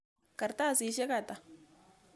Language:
Kalenjin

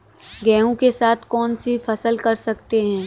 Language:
Hindi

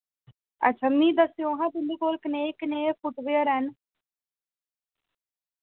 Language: Dogri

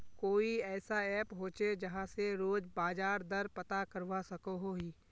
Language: Magahi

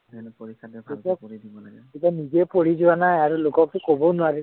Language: Assamese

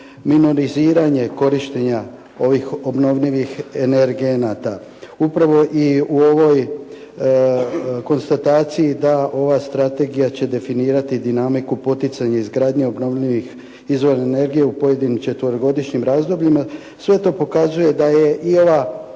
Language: Croatian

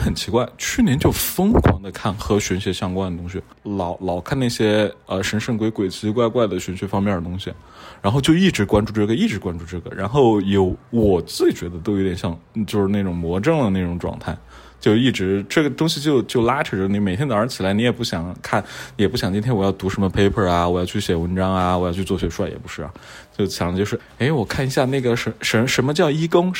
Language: Chinese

